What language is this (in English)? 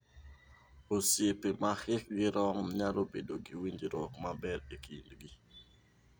Luo (Kenya and Tanzania)